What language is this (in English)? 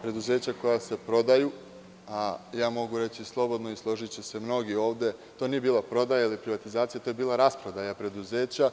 Serbian